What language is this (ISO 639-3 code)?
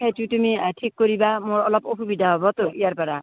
asm